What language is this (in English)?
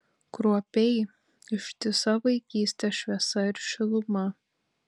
Lithuanian